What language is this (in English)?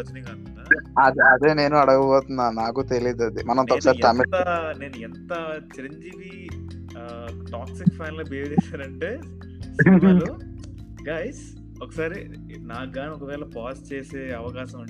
Telugu